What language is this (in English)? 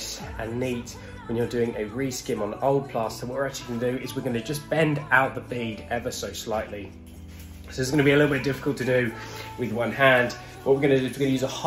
English